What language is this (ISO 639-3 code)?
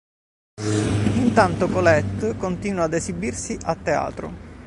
ita